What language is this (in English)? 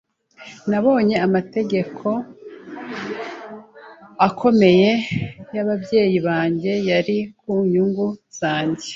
Kinyarwanda